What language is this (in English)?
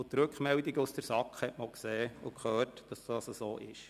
Swiss German